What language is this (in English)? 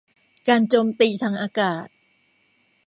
Thai